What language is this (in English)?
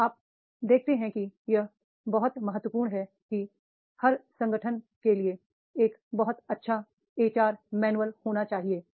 Hindi